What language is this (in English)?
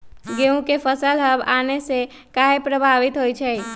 Magahi